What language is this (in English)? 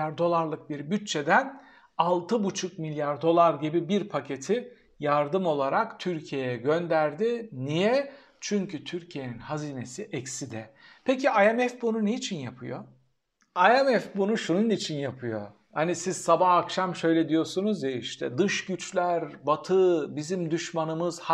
Turkish